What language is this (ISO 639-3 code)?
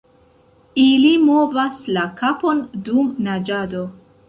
epo